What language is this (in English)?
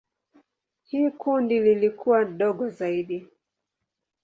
Swahili